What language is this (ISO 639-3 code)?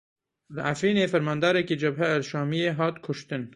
kur